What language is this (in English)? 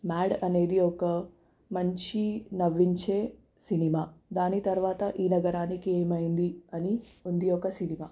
Telugu